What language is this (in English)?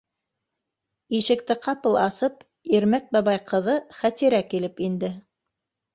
Bashkir